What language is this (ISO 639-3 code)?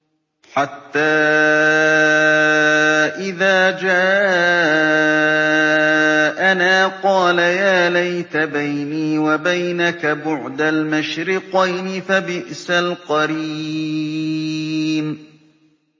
ara